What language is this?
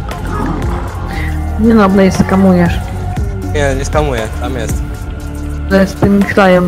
Polish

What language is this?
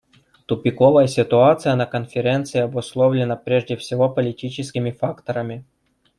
Russian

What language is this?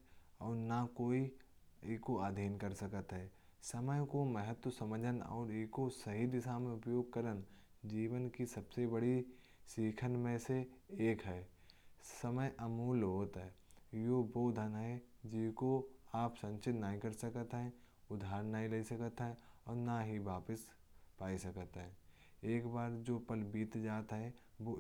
Kanauji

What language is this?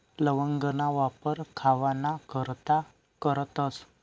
Marathi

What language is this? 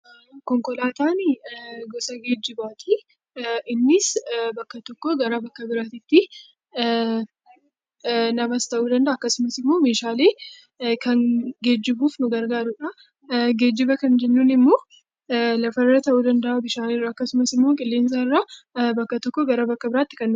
Oromo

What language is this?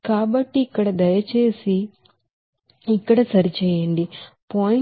Telugu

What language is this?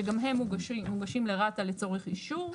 Hebrew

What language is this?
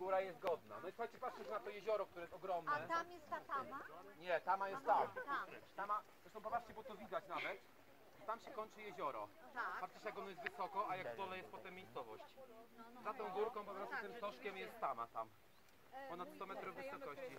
Polish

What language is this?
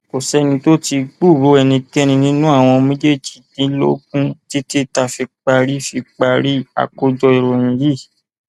Yoruba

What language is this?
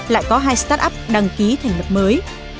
Vietnamese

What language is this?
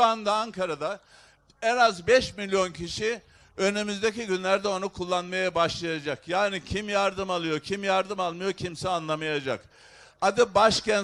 Turkish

